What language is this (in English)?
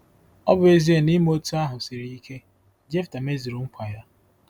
Igbo